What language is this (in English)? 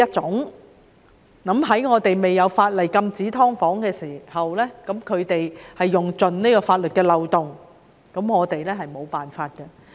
Cantonese